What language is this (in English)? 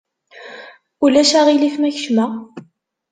Kabyle